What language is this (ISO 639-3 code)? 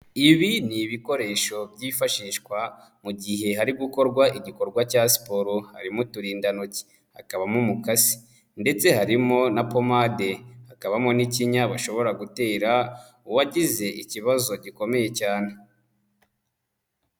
kin